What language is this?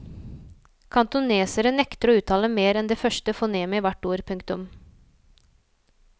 Norwegian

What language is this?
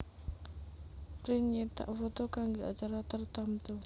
Javanese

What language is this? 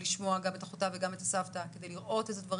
Hebrew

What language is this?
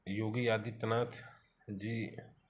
Hindi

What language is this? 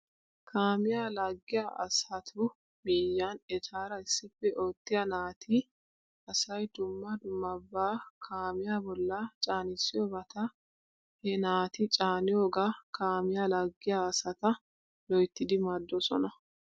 Wolaytta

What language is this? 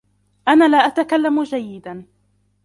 Arabic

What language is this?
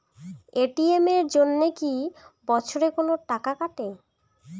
Bangla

